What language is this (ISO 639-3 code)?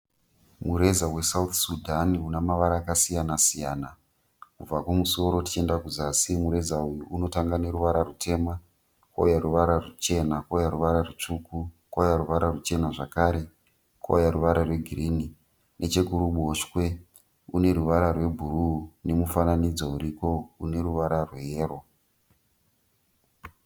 sna